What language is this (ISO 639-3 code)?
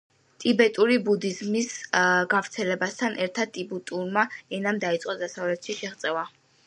kat